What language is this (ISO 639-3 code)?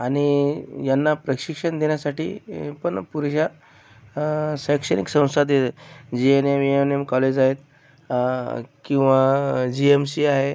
mar